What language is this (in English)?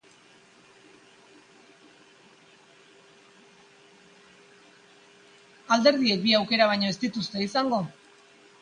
Basque